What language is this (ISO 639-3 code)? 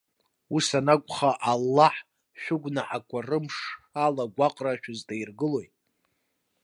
abk